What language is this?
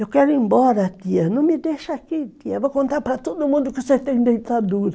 Portuguese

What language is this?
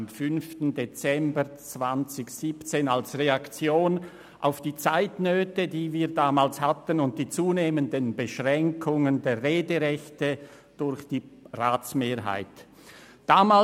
Swiss German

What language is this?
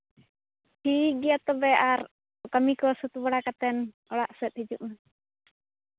Santali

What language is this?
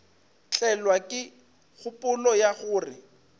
Northern Sotho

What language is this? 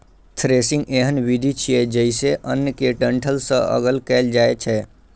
Maithili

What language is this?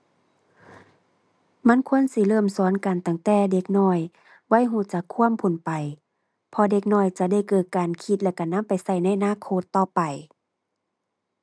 Thai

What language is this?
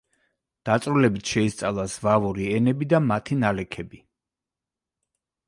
Georgian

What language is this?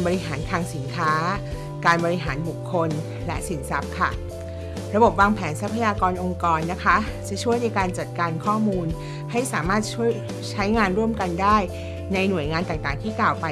Thai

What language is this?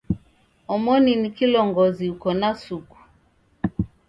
Taita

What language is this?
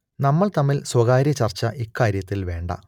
Malayalam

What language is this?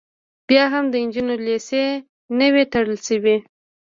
Pashto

